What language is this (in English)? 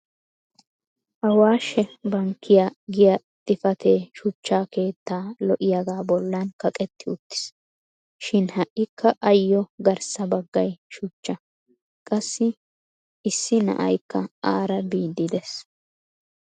Wolaytta